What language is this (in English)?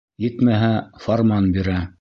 Bashkir